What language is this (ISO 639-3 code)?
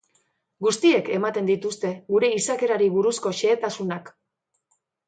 eus